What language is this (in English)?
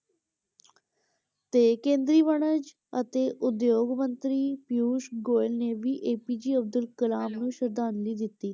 Punjabi